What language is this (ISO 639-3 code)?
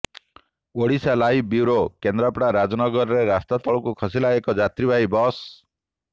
ori